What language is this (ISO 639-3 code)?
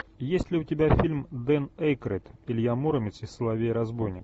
rus